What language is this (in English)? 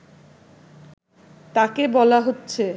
Bangla